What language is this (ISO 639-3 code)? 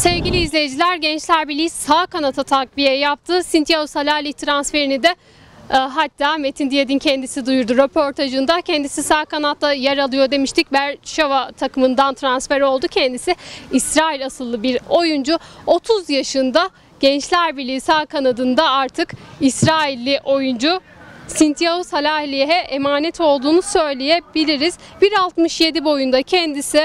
tur